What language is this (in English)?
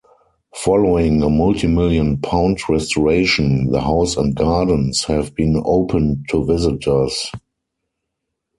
English